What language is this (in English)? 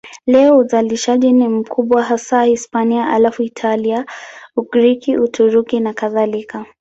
Swahili